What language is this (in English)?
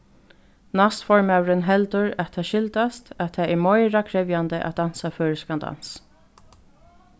Faroese